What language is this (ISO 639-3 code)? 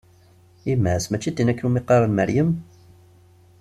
kab